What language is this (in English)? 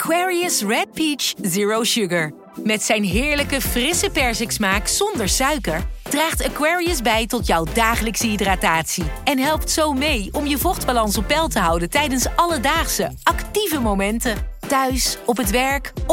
Dutch